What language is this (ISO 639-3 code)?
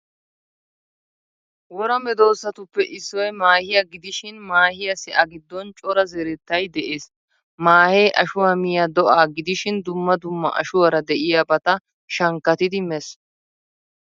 wal